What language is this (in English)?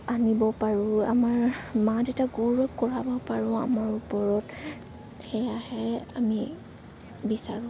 Assamese